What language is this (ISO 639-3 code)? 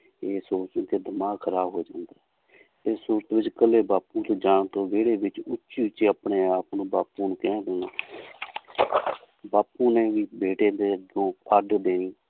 pan